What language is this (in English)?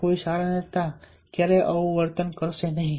Gujarati